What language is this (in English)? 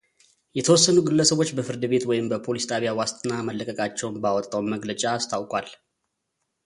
Amharic